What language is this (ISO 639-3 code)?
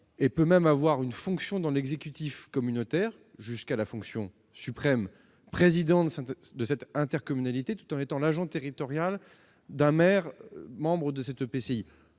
fra